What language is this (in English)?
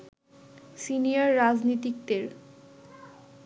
Bangla